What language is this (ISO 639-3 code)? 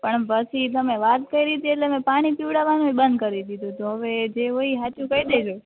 guj